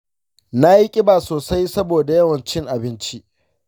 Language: Hausa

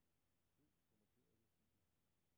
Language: Danish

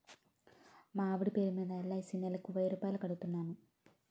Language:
Telugu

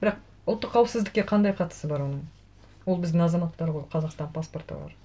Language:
Kazakh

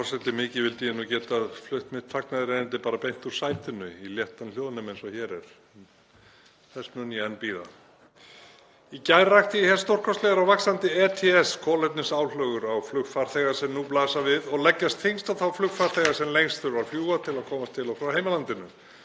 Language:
Icelandic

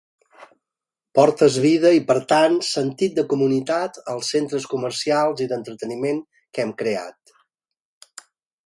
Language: Catalan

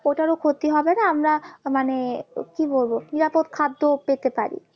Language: Bangla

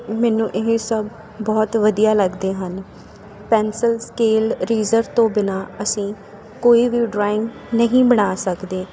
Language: Punjabi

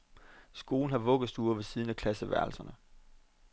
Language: Danish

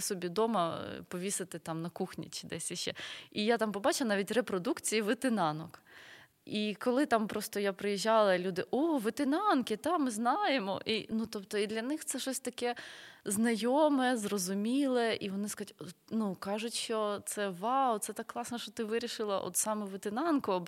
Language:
Ukrainian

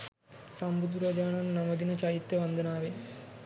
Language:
Sinhala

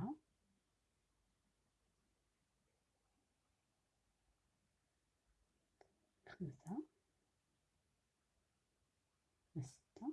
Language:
Arabic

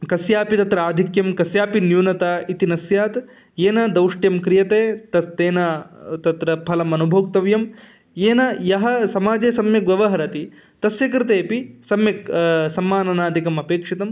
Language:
Sanskrit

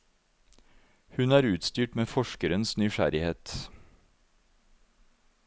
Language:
Norwegian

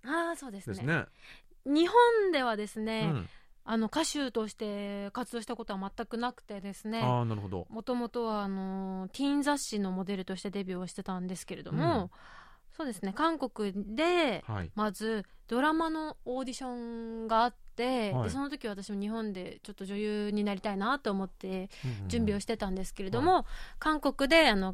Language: Japanese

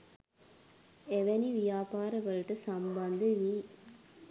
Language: Sinhala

